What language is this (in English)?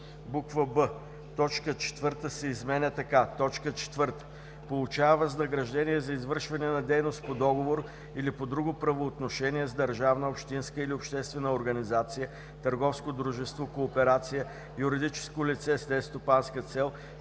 Bulgarian